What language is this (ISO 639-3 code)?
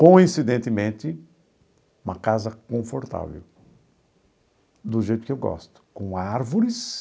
por